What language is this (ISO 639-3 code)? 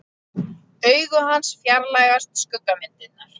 isl